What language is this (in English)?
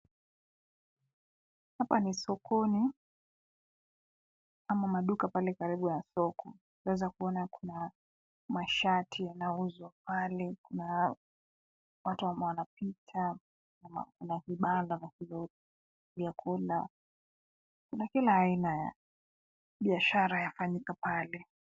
Swahili